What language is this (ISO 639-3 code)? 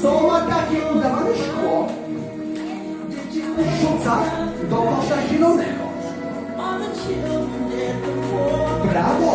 pol